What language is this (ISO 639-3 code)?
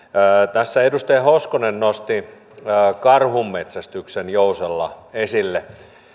fin